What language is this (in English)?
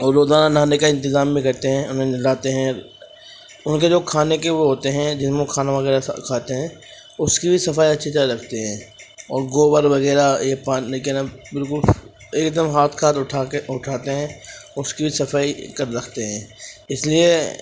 Urdu